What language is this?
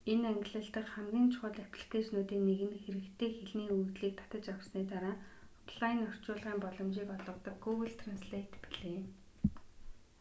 Mongolian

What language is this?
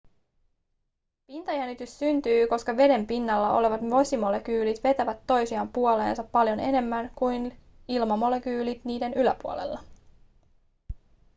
Finnish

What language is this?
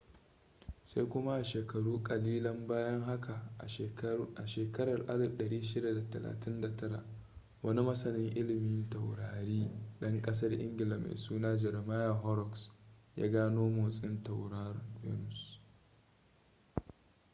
Hausa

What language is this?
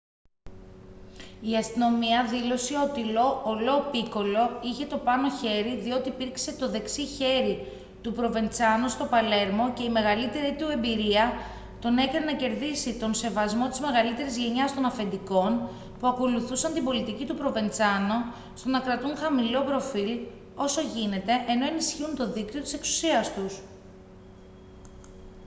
Greek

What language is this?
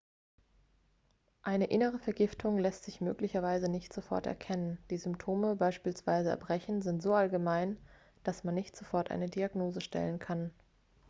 German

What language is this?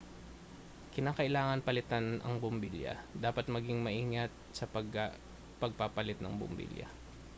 Filipino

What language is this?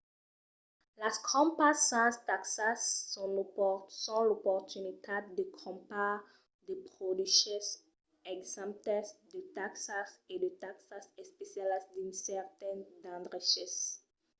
Occitan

